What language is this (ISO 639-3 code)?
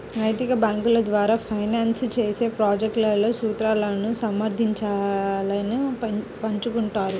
tel